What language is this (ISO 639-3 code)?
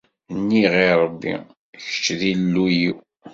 kab